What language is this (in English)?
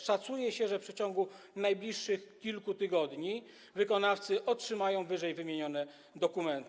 Polish